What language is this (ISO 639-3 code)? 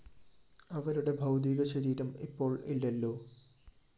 mal